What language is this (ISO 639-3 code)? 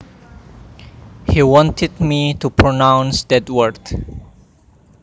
jav